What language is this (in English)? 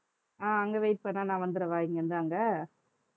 Tamil